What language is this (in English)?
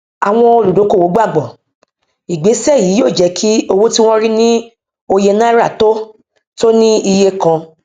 Yoruba